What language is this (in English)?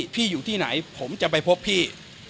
Thai